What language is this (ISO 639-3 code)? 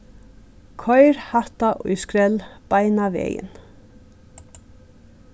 fao